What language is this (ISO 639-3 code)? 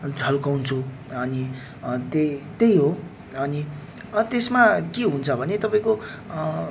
nep